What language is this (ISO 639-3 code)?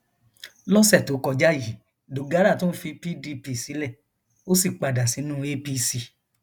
yor